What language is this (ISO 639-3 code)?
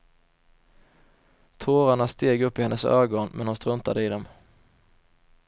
swe